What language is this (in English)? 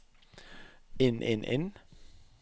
Norwegian